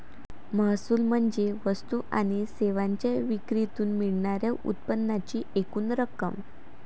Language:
Marathi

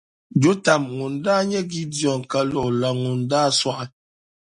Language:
Dagbani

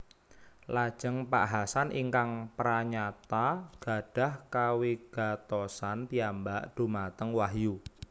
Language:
Javanese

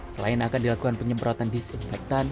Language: Indonesian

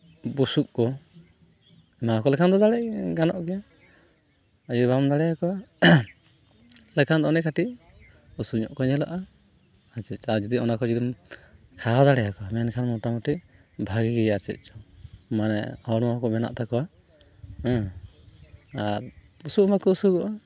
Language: Santali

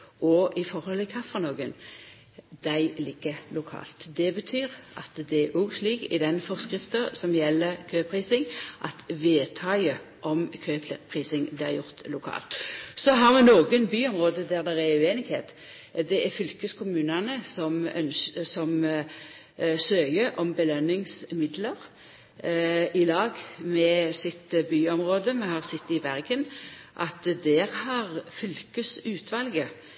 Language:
Norwegian Nynorsk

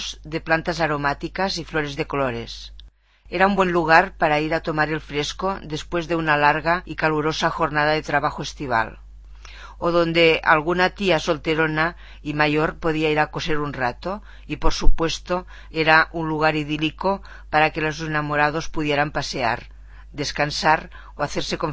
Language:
Spanish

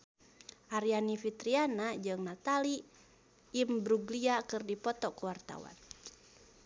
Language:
Sundanese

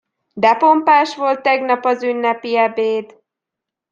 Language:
Hungarian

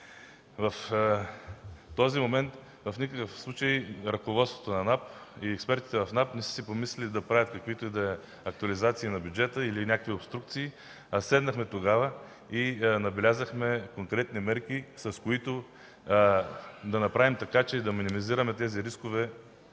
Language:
Bulgarian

